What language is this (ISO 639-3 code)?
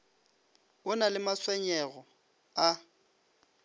nso